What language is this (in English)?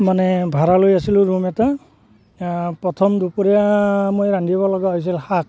Assamese